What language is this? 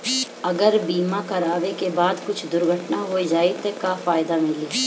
Bhojpuri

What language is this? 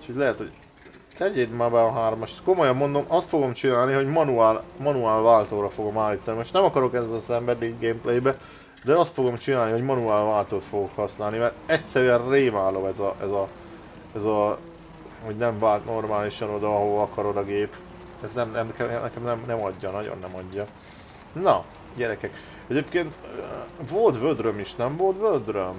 Hungarian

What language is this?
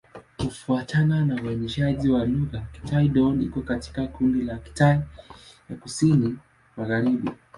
Swahili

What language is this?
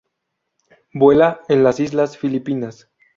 Spanish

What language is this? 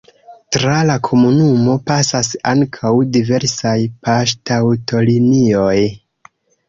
Esperanto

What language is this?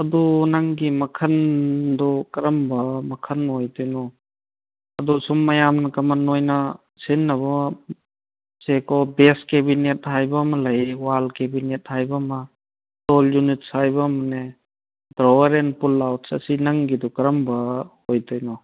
Manipuri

